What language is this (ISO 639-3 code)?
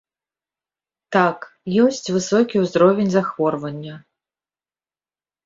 bel